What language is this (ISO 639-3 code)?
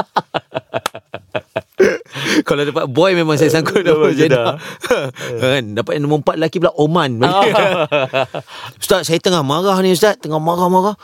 msa